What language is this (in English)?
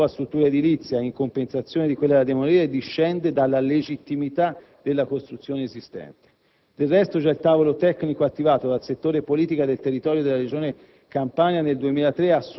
Italian